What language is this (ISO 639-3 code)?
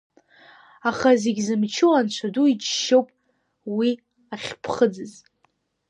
abk